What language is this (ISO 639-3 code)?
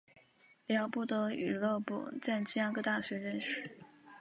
zho